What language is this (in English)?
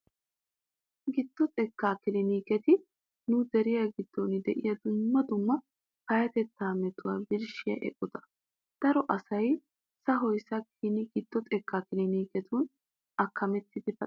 Wolaytta